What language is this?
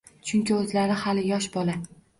Uzbek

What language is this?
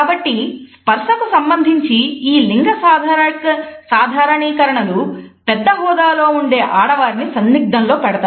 Telugu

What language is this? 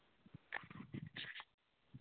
Dogri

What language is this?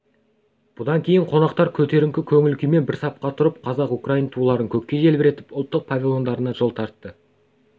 Kazakh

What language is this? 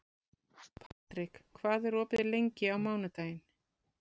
Icelandic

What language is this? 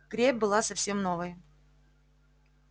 Russian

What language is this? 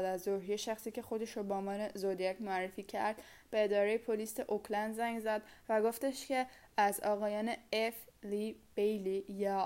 Persian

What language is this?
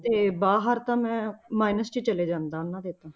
Punjabi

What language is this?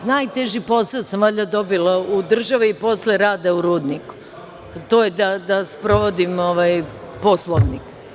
Serbian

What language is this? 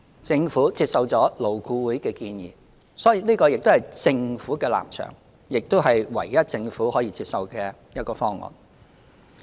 Cantonese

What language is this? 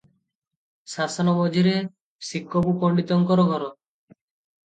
Odia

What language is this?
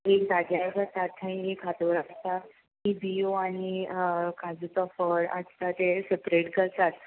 Konkani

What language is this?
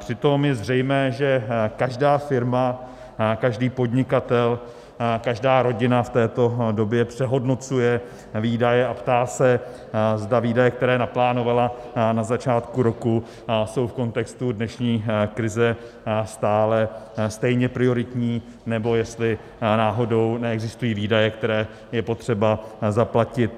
Czech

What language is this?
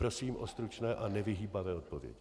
Czech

